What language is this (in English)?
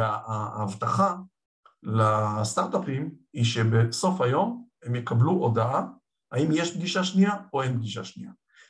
Hebrew